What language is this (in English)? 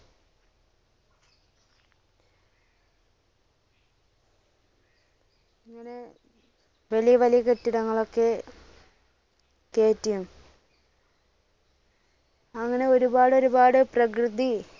Malayalam